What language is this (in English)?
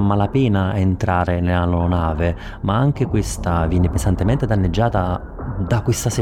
Italian